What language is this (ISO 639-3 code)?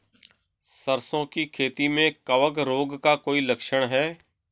hin